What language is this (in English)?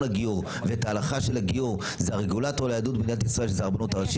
Hebrew